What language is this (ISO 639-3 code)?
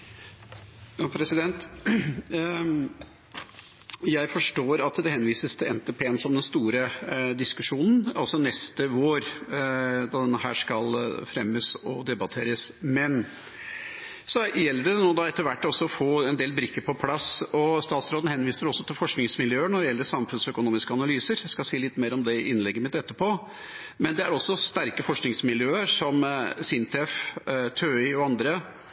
nor